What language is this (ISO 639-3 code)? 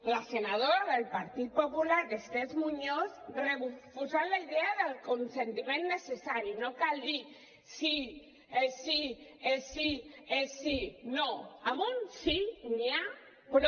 cat